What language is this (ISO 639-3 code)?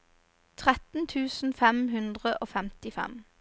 nor